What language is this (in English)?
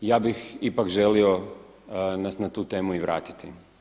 Croatian